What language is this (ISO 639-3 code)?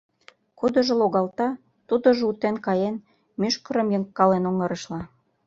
chm